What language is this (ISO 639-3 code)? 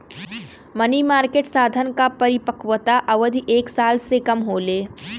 bho